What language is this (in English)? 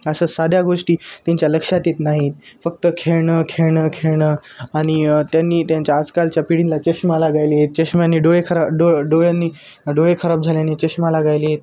Marathi